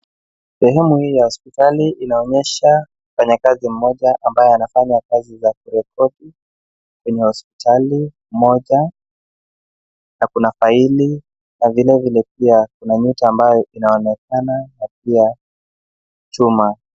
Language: Swahili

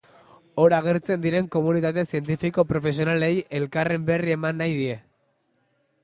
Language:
Basque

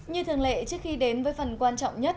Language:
Vietnamese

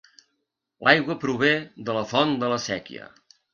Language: Catalan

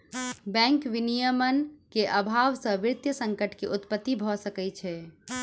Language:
Maithili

